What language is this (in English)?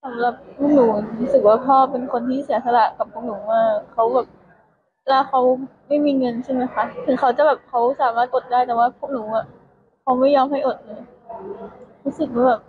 Thai